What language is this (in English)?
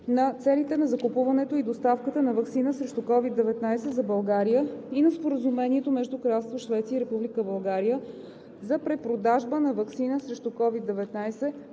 Bulgarian